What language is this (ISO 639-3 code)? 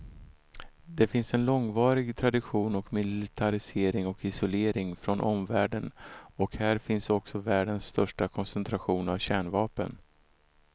swe